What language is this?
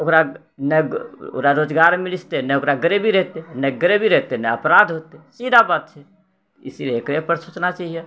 Maithili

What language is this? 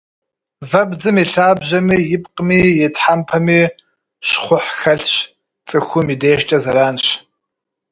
Kabardian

